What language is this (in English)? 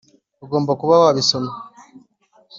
Kinyarwanda